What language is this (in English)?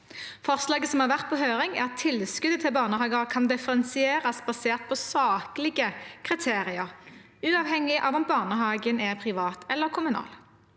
Norwegian